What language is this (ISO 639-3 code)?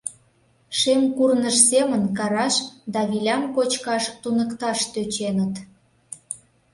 chm